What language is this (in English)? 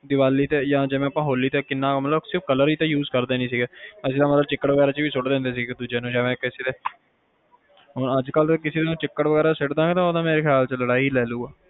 Punjabi